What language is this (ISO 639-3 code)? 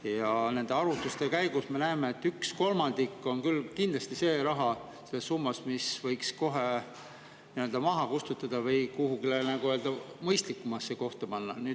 est